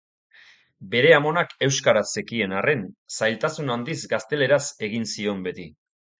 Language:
Basque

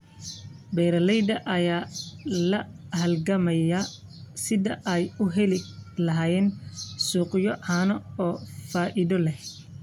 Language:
Somali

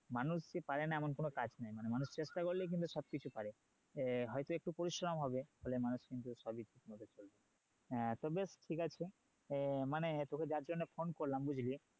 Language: Bangla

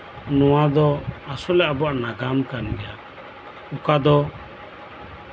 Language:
Santali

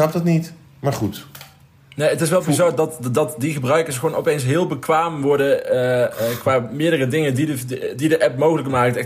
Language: Dutch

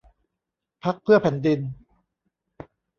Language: Thai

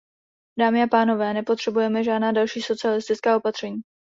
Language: Czech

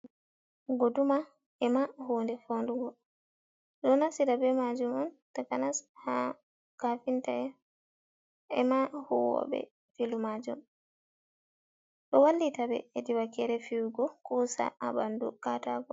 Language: Fula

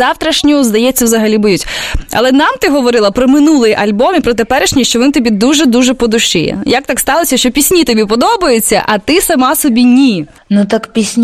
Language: Ukrainian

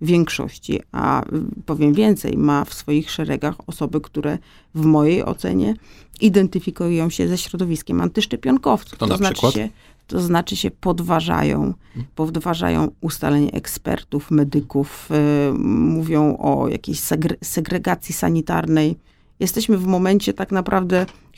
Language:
Polish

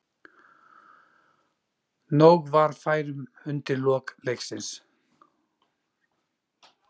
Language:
Icelandic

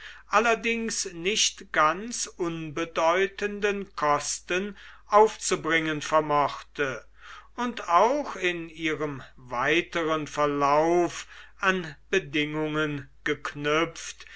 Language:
German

